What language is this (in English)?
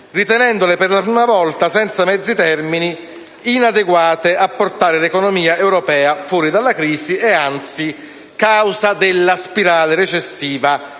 Italian